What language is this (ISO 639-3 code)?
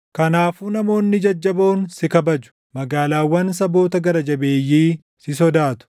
orm